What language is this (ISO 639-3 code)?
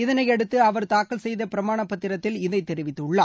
tam